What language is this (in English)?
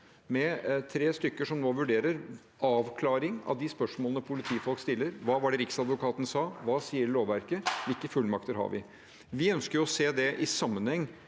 Norwegian